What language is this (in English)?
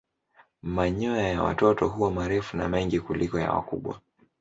Swahili